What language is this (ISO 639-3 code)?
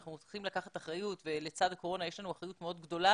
heb